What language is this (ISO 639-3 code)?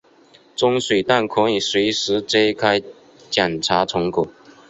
zho